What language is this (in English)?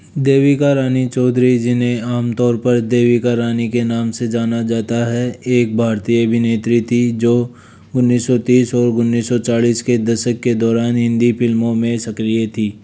Hindi